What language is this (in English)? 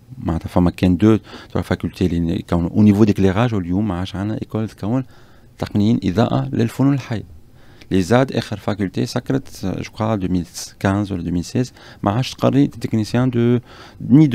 Arabic